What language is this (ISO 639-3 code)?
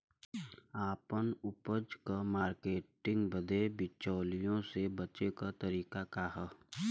bho